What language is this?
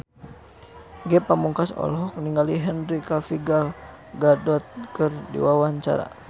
Sundanese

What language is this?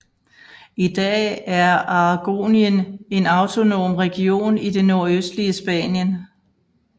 Danish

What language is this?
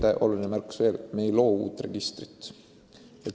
Estonian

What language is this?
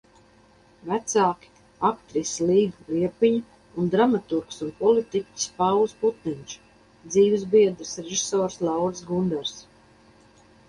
Latvian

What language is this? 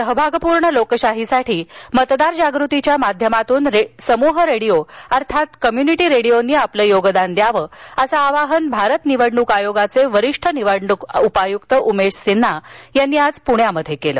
Marathi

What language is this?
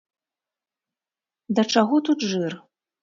Belarusian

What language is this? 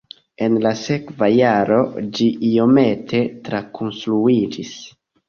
Esperanto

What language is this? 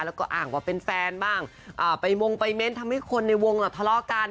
Thai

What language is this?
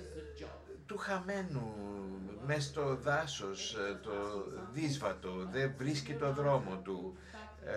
Greek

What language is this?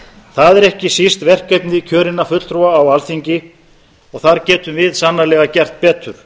Icelandic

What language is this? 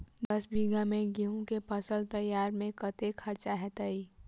Maithili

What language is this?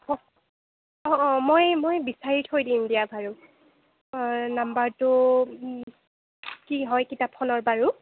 Assamese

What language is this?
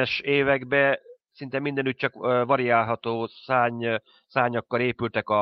Hungarian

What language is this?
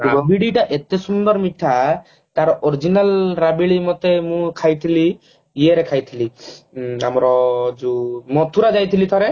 Odia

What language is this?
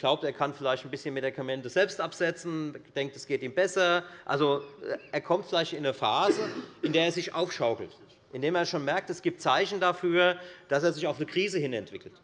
German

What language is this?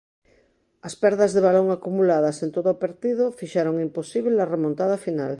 Galician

